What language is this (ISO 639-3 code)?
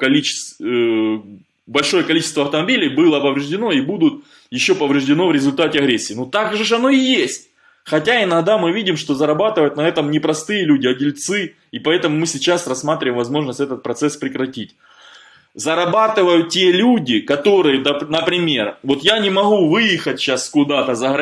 rus